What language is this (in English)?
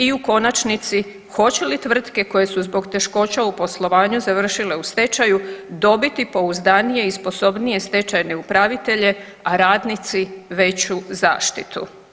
Croatian